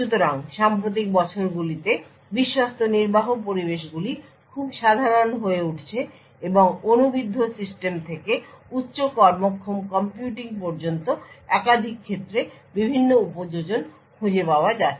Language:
Bangla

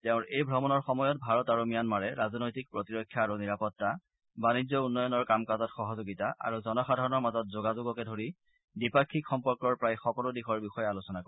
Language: Assamese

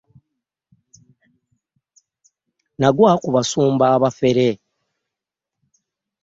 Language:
Ganda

